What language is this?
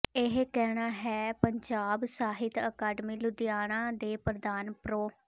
Punjabi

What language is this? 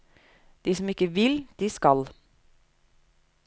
Norwegian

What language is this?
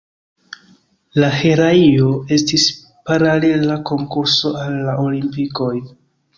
Esperanto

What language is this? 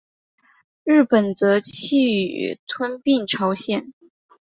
Chinese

